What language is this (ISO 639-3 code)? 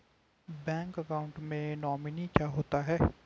hin